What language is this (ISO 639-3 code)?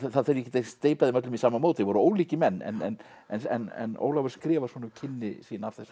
isl